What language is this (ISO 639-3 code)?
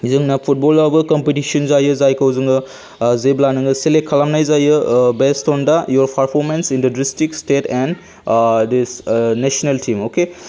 brx